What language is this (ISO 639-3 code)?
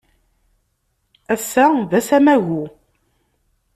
kab